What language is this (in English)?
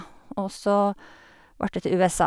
Norwegian